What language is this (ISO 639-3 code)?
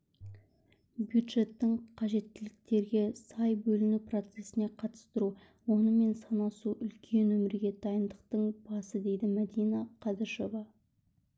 kaz